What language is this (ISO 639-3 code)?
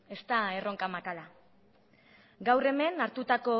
eus